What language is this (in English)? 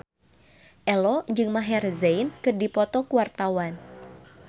Sundanese